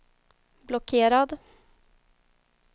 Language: Swedish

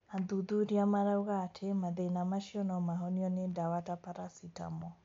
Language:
Kikuyu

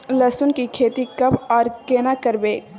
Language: Maithili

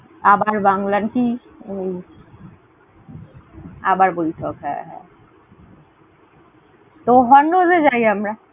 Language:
Bangla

